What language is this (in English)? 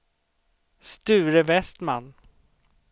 Swedish